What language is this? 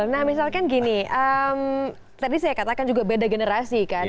Indonesian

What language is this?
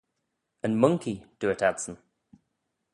Manx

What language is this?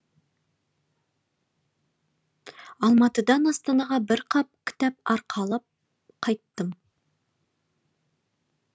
Kazakh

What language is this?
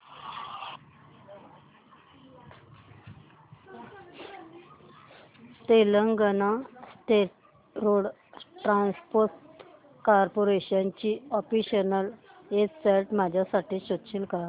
Marathi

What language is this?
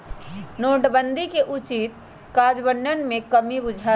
Magahi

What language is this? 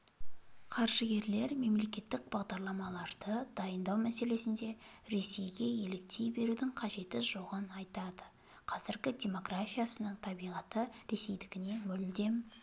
Kazakh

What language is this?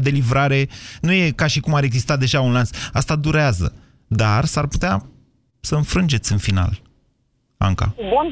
Romanian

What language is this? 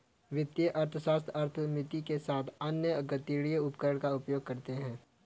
Hindi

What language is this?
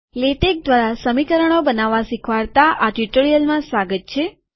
Gujarati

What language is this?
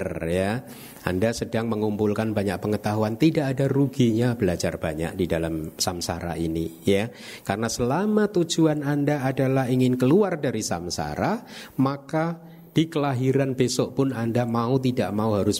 Indonesian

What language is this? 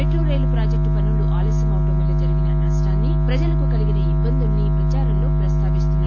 Telugu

